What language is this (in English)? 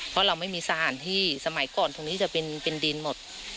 Thai